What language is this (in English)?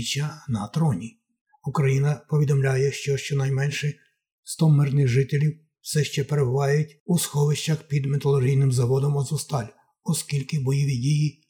Ukrainian